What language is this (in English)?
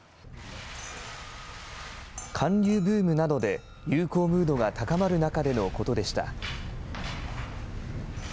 Japanese